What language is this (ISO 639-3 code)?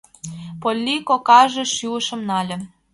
chm